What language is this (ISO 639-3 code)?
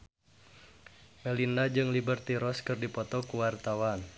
sun